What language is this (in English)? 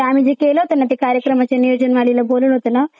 Marathi